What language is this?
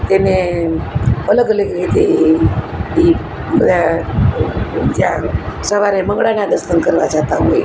Gujarati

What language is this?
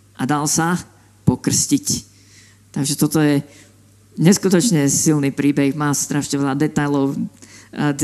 Slovak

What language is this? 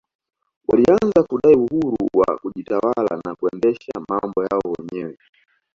Swahili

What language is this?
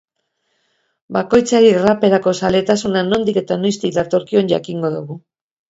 Basque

